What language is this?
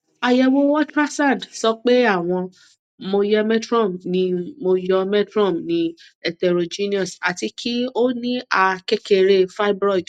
Yoruba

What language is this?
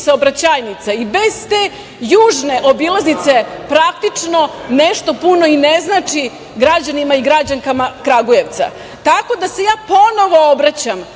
Serbian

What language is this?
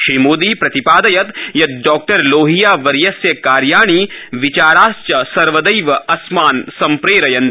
Sanskrit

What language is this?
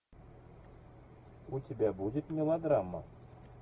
Russian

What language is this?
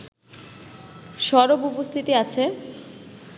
Bangla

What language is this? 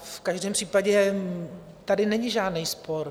Czech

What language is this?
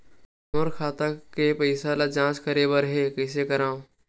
Chhattisgarhi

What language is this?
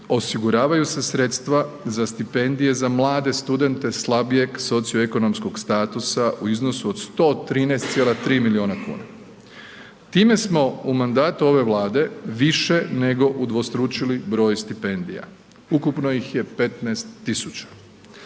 Croatian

